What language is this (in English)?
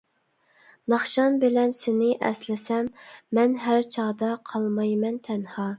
Uyghur